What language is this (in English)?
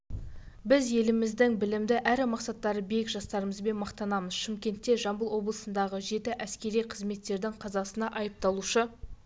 Kazakh